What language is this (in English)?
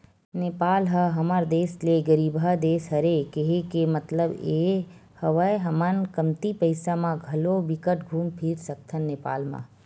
Chhattisgarhi